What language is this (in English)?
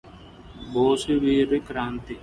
Telugu